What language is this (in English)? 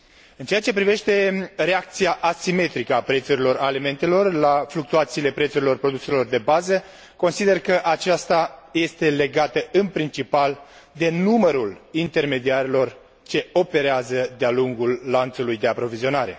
Romanian